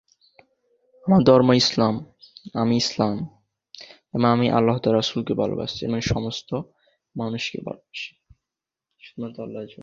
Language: Bangla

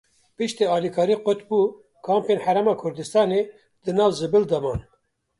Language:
Kurdish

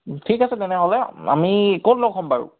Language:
Assamese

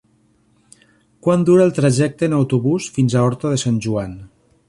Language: Catalan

